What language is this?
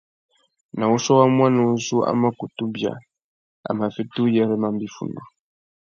Tuki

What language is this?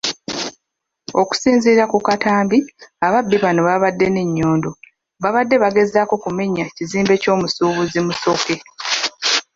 Ganda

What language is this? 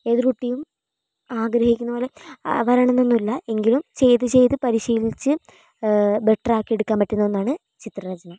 Malayalam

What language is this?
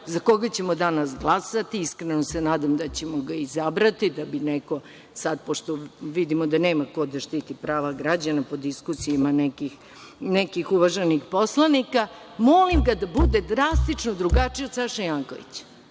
Serbian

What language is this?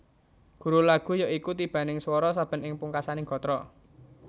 Javanese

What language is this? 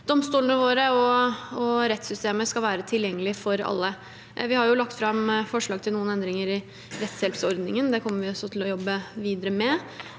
Norwegian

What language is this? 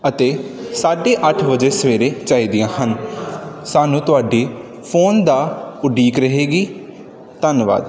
Punjabi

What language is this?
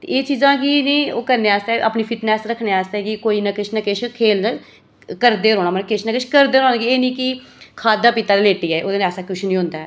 Dogri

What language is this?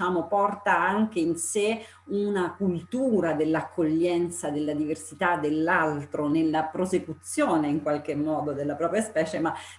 Italian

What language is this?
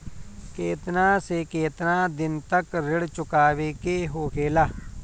Bhojpuri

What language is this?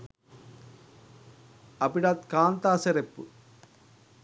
Sinhala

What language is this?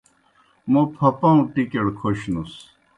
Kohistani Shina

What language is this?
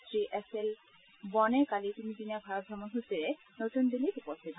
Assamese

